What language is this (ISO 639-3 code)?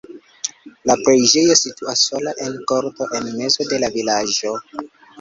epo